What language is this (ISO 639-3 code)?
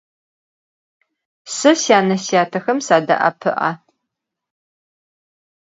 ady